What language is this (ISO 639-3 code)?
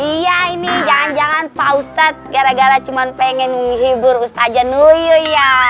ind